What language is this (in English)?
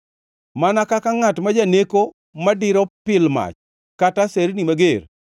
Luo (Kenya and Tanzania)